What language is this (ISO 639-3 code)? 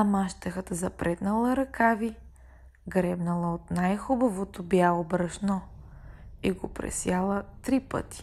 bul